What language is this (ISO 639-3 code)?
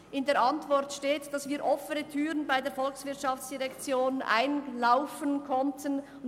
gsw